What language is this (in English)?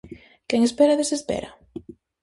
Galician